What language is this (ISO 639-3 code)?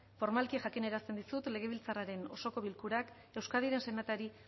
eus